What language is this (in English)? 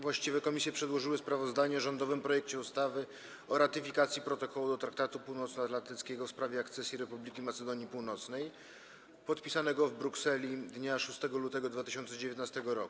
Polish